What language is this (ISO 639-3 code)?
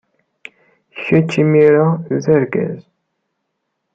kab